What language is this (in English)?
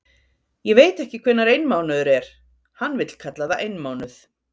Icelandic